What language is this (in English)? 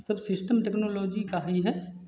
Hindi